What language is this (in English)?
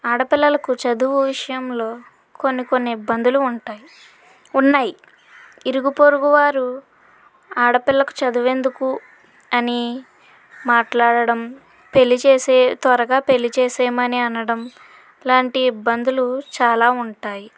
Telugu